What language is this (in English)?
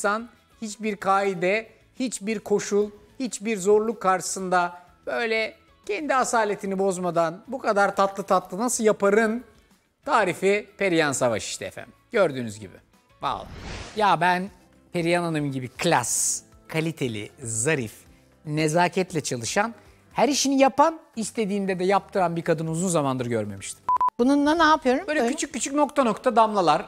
Turkish